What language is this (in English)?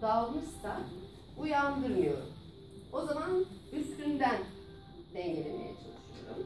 Turkish